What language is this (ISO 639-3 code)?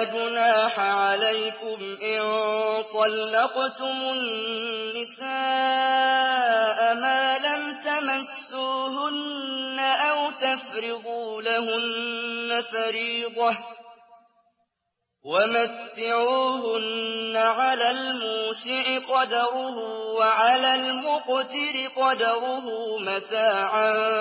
ara